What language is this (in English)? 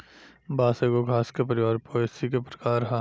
Bhojpuri